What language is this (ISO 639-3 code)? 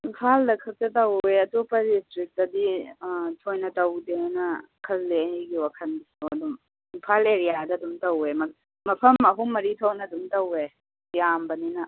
mni